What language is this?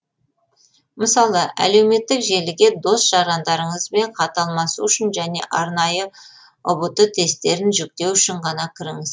Kazakh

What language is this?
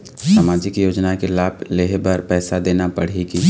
Chhattisgarhi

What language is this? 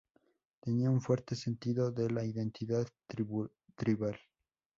Spanish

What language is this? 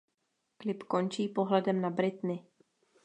Czech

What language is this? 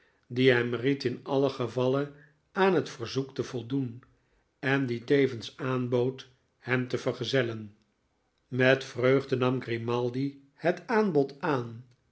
Dutch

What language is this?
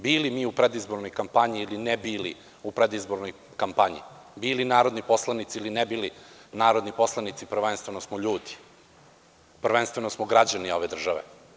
Serbian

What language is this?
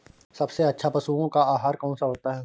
Hindi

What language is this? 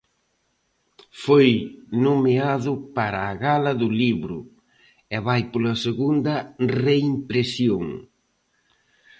Galician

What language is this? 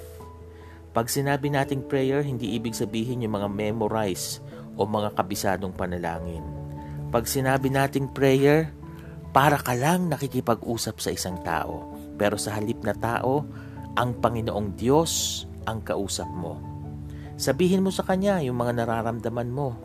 Filipino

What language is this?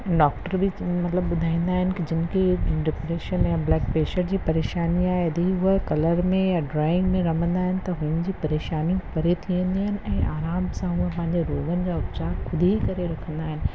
Sindhi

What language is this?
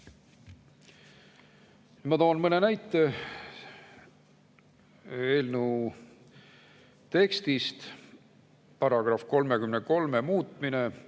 Estonian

